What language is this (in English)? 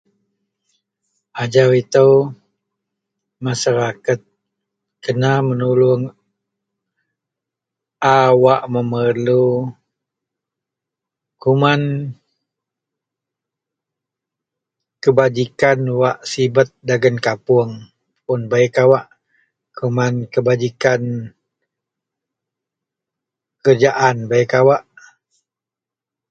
Central Melanau